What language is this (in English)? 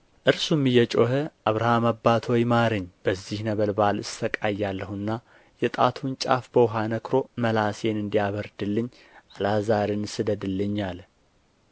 Amharic